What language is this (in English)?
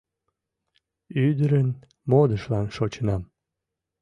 Mari